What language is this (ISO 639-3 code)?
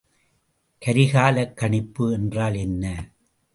tam